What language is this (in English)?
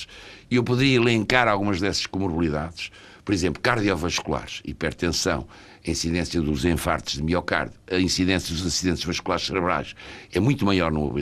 Portuguese